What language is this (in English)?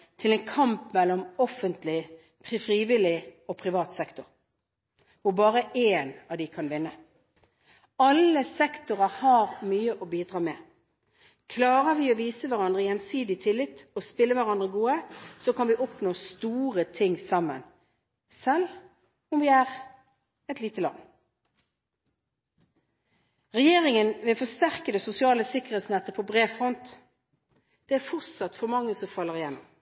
Norwegian Bokmål